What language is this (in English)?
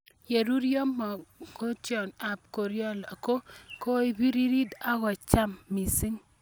Kalenjin